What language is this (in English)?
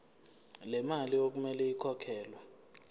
Zulu